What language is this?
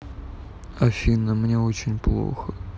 Russian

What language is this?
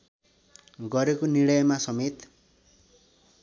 Nepali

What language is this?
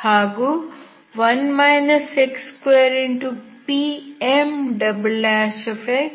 Kannada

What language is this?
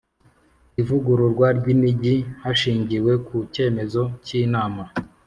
Kinyarwanda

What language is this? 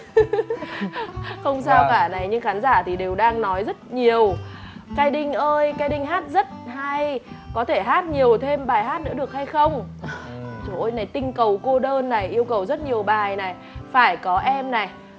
Vietnamese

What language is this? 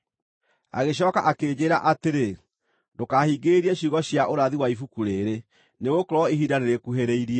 Kikuyu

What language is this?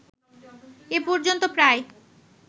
Bangla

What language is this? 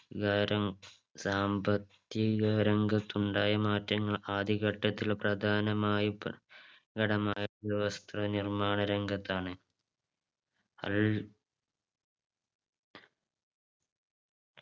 Malayalam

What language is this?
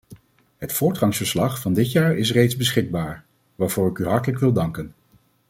Dutch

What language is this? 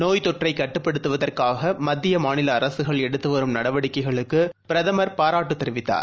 Tamil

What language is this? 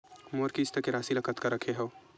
Chhattisgarhi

